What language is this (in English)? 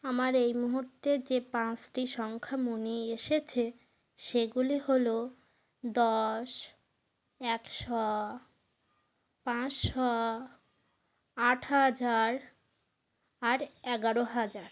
Bangla